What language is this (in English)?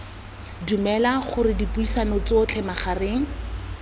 Tswana